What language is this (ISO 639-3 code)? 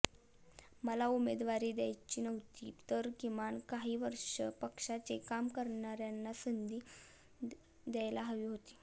mar